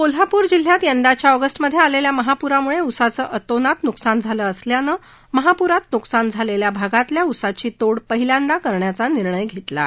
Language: Marathi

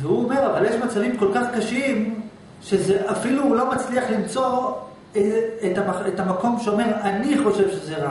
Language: Hebrew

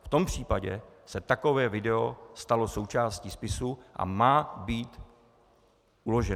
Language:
Czech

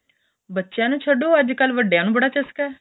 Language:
Punjabi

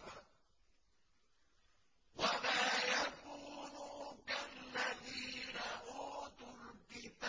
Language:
Arabic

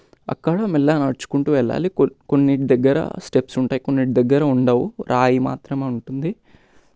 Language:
Telugu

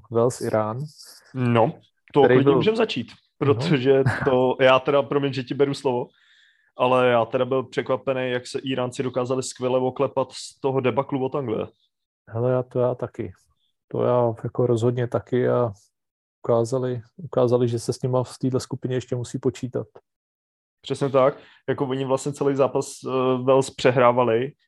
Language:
Czech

